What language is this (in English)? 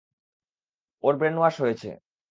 Bangla